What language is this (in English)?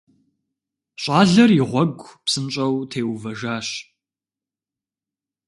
Kabardian